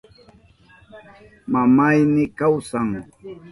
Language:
Southern Pastaza Quechua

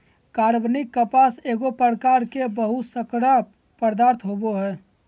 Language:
Magahi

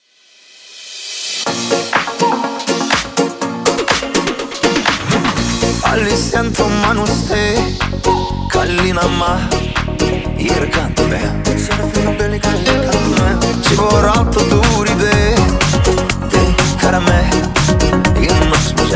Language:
Ukrainian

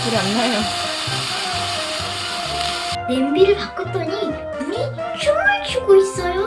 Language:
Korean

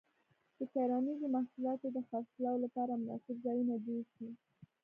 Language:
Pashto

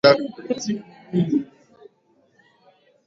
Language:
English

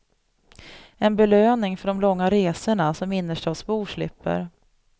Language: Swedish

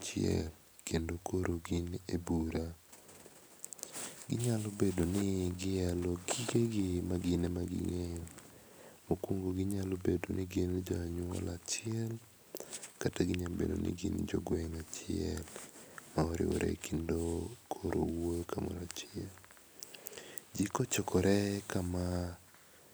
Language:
Luo (Kenya and Tanzania)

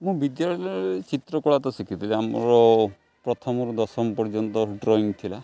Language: Odia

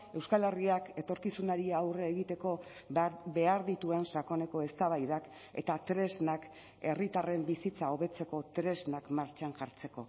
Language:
Basque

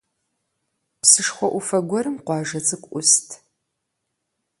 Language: Kabardian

